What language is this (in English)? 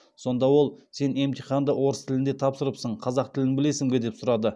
Kazakh